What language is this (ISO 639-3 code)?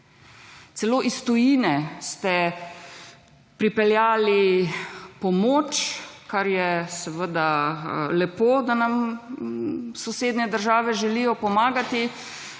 slv